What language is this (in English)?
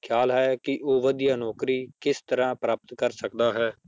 Punjabi